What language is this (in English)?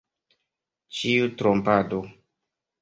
Esperanto